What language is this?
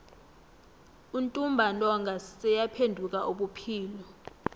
South Ndebele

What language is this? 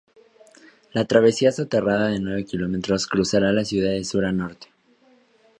Spanish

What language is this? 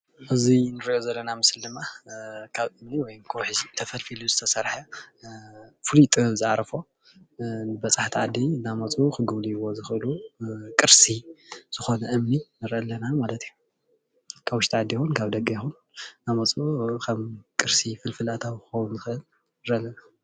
Tigrinya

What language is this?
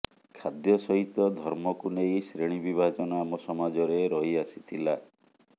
Odia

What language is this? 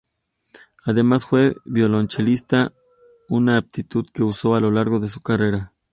Spanish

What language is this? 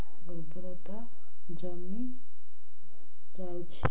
Odia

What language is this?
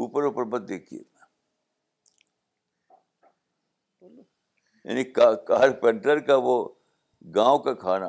Urdu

